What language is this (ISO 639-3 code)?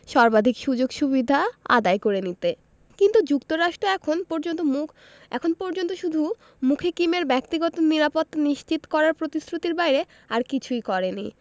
ben